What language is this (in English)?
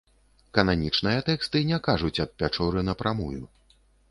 Belarusian